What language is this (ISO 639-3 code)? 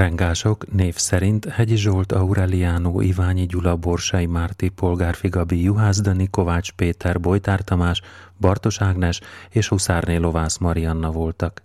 hun